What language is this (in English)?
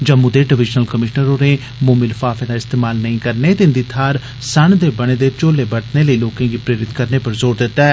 Dogri